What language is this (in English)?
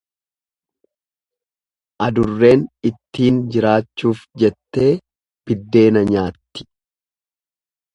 Oromo